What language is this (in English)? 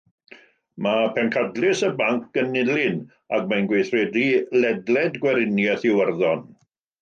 Welsh